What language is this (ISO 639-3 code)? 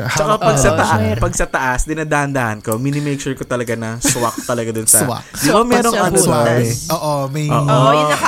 fil